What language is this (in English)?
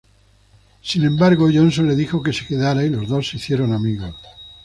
Spanish